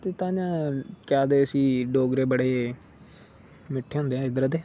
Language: Dogri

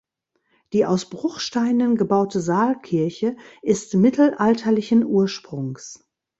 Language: German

